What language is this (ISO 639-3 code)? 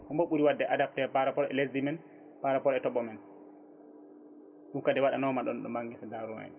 ful